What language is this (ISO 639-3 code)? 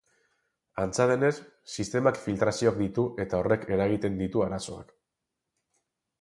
eus